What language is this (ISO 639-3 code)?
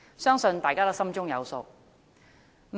yue